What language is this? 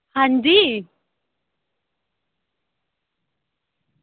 Dogri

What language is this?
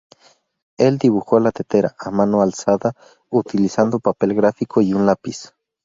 Spanish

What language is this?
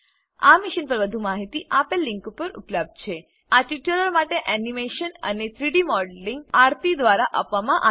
Gujarati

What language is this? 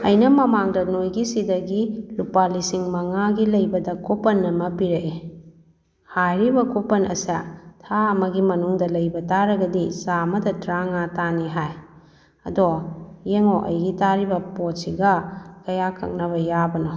Manipuri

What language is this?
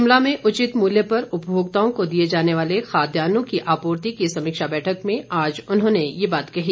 Hindi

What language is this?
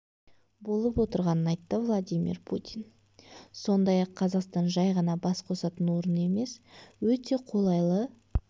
Kazakh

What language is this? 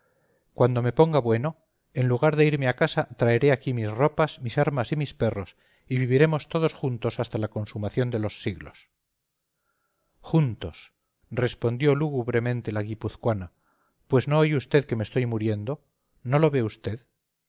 Spanish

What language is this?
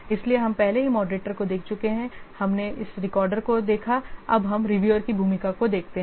Hindi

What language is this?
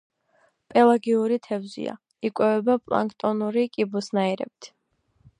Georgian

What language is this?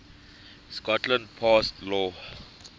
English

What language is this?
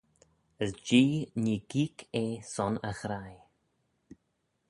Manx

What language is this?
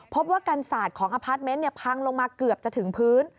Thai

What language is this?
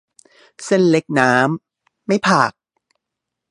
Thai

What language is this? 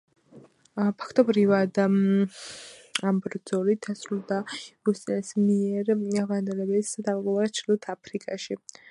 Georgian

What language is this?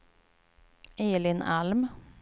Swedish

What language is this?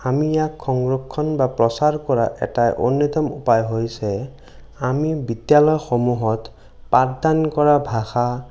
Assamese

